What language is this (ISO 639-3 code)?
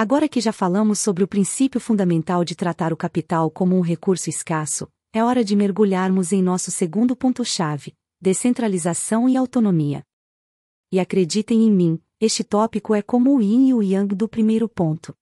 por